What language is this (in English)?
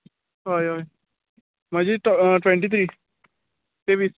Konkani